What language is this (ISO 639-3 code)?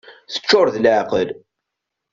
kab